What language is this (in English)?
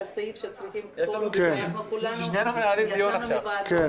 Hebrew